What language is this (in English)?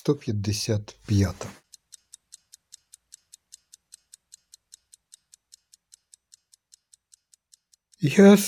Ukrainian